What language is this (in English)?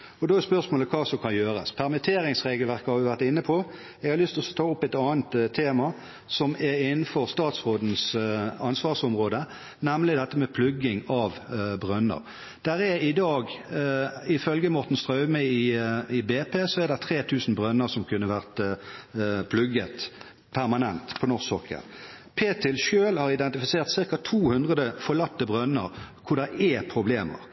Norwegian Bokmål